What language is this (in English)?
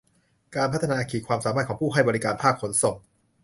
Thai